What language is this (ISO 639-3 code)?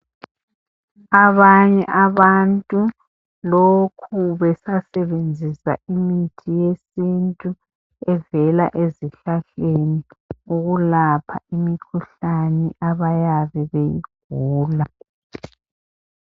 nde